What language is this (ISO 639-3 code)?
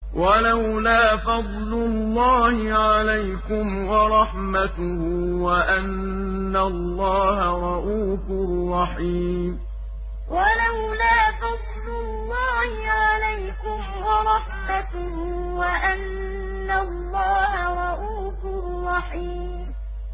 ara